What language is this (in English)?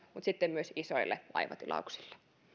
Finnish